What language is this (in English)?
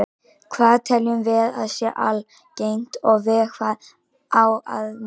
Icelandic